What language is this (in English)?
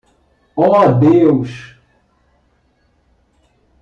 Portuguese